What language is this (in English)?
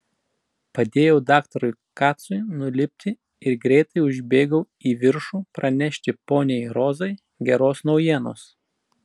Lithuanian